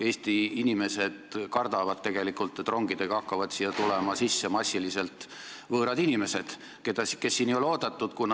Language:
Estonian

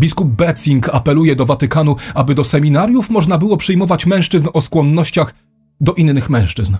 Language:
Polish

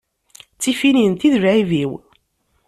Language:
Kabyle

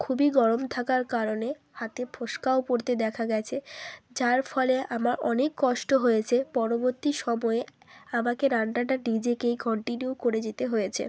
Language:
Bangla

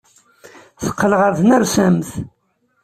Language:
Kabyle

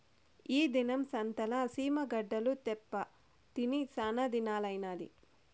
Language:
Telugu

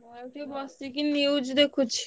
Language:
Odia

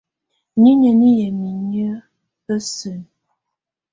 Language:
Tunen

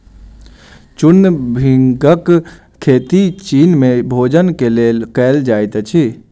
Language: Maithili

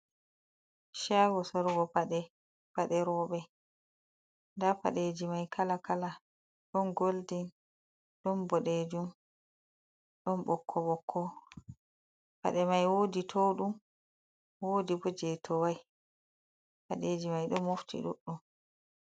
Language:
Fula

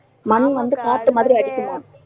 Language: Tamil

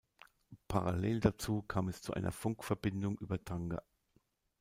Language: German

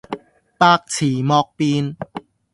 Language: Cantonese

